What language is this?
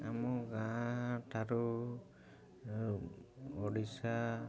Odia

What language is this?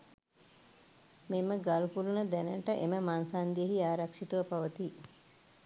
Sinhala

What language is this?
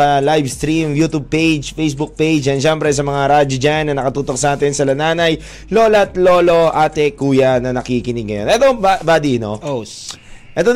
Filipino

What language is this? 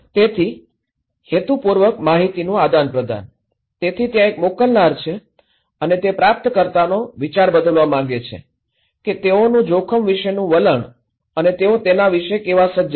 Gujarati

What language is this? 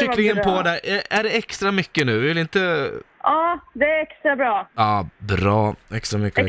Swedish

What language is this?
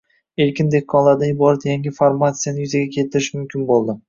Uzbek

